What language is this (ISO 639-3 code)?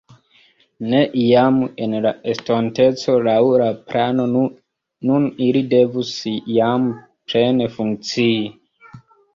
epo